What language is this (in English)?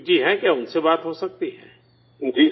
Urdu